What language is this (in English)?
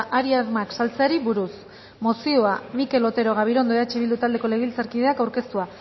Basque